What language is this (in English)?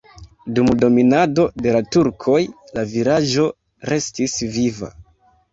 Esperanto